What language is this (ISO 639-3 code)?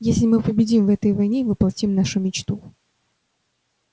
rus